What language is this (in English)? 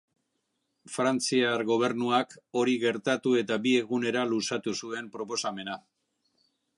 Basque